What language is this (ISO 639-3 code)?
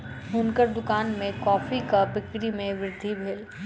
mai